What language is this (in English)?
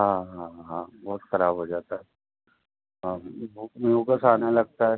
Urdu